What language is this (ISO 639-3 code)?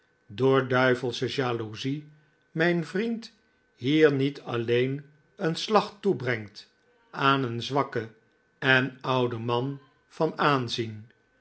nld